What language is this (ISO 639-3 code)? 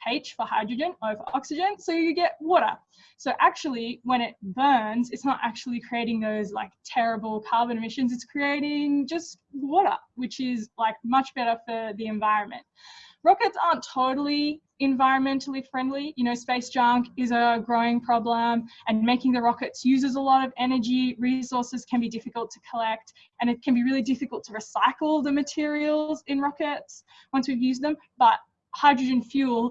eng